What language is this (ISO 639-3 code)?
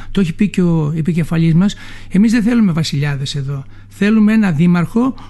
ell